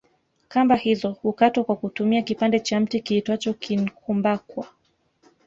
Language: Swahili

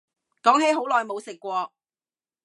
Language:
Cantonese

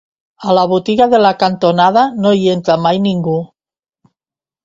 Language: Catalan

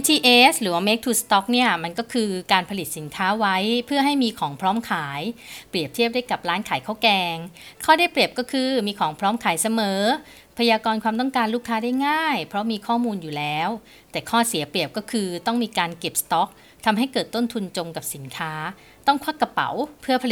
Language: Thai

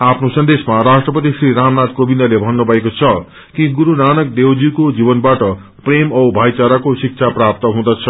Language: Nepali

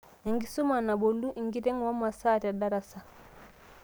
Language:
Masai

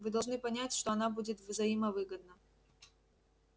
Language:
Russian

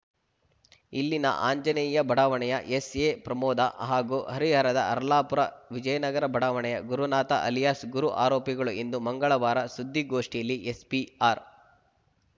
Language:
Kannada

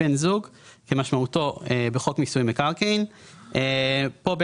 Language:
Hebrew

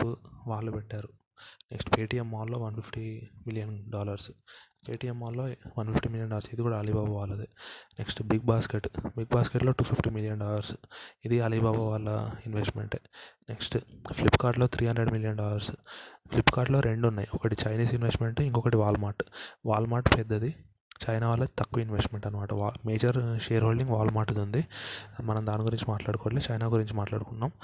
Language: Telugu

